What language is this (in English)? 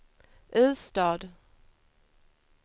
Swedish